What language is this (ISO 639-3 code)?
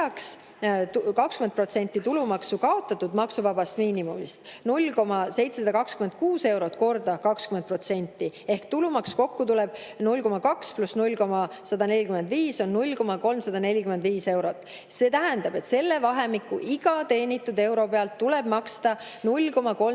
est